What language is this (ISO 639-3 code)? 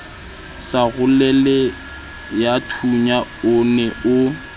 sot